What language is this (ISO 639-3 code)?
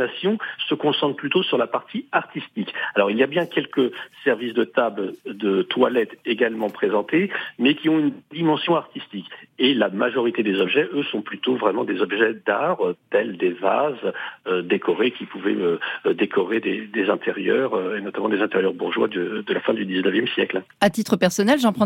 fra